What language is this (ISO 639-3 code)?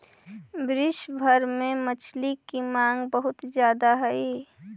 mag